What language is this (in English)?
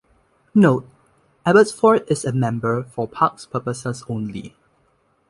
English